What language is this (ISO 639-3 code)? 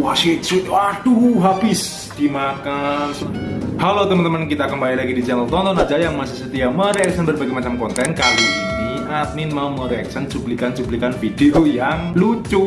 ind